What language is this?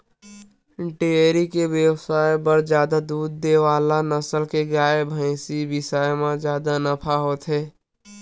Chhattisgarhi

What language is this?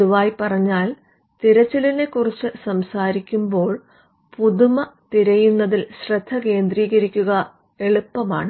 Malayalam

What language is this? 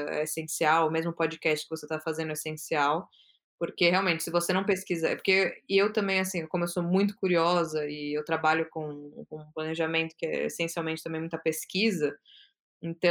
Portuguese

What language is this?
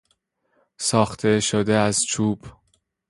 Persian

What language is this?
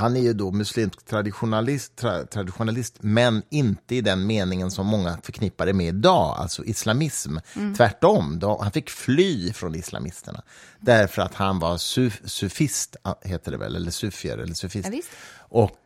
Swedish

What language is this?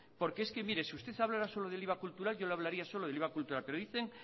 Spanish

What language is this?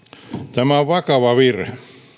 Finnish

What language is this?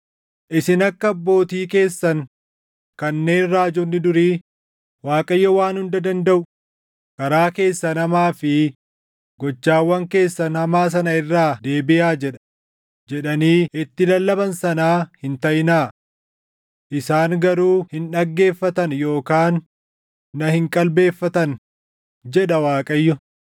Oromo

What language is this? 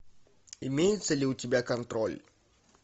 Russian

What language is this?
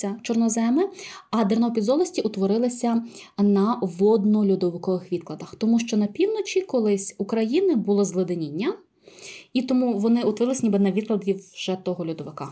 Ukrainian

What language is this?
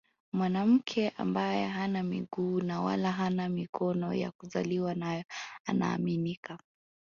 Swahili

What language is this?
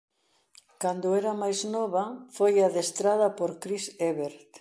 Galician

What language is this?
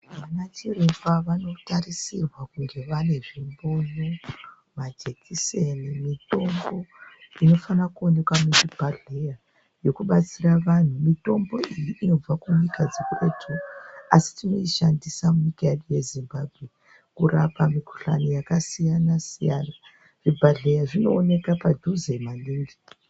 Ndau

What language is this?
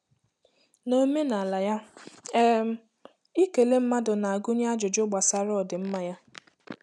Igbo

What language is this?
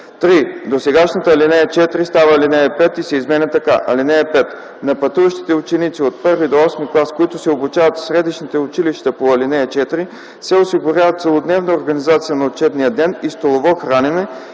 Bulgarian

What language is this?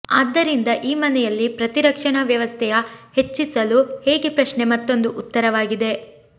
Kannada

